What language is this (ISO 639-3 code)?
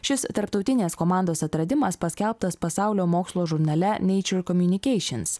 lit